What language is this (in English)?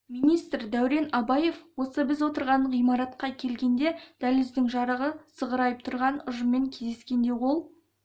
Kazakh